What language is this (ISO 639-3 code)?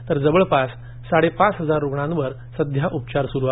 mar